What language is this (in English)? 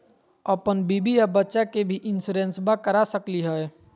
Magahi